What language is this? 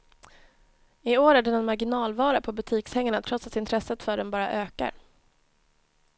Swedish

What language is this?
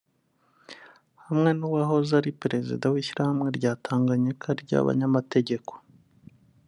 Kinyarwanda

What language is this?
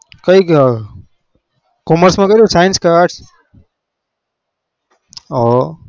Gujarati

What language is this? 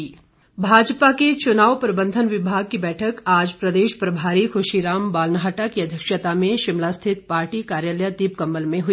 Hindi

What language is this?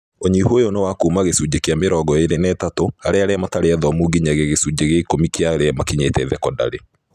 Kikuyu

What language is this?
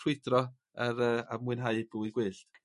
Welsh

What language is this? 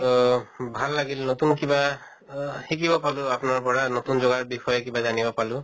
Assamese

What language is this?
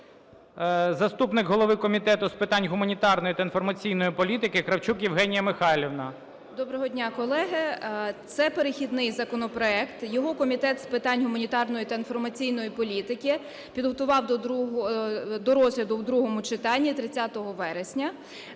Ukrainian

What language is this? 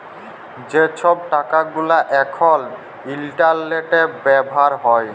Bangla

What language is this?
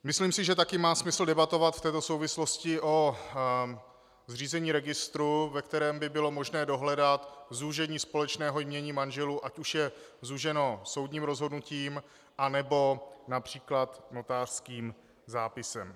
Czech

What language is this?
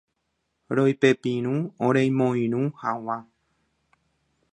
Guarani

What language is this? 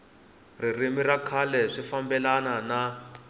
Tsonga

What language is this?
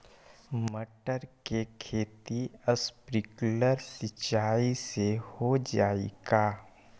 Magahi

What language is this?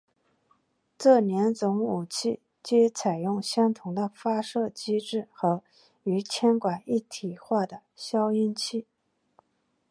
Chinese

